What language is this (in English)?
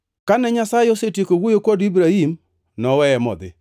Luo (Kenya and Tanzania)